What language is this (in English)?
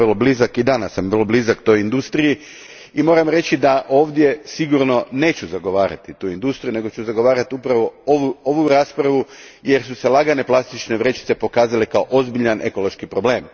Croatian